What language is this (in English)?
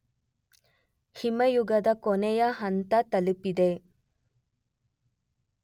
Kannada